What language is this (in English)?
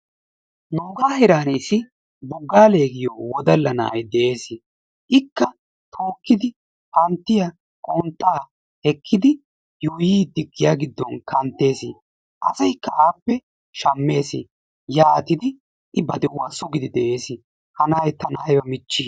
Wolaytta